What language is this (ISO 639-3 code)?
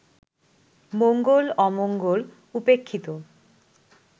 ben